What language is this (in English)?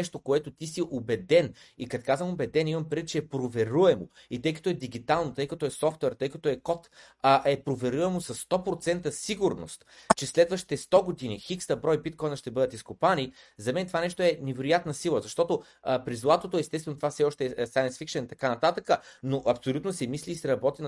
Bulgarian